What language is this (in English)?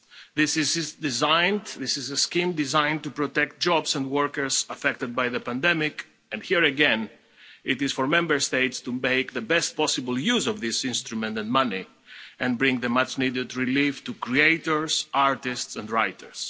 English